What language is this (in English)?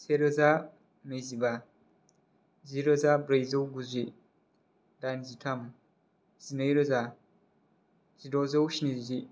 Bodo